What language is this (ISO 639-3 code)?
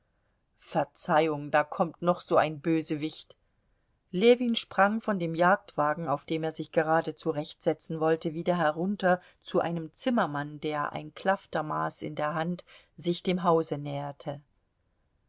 deu